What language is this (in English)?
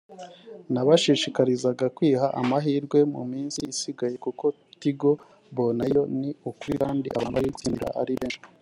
Kinyarwanda